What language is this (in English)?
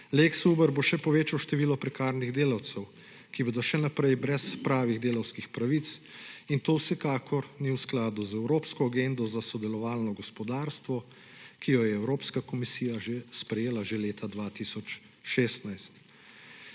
Slovenian